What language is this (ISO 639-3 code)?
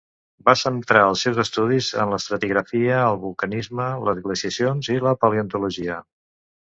cat